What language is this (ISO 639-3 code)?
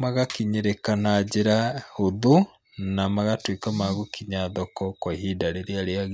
kik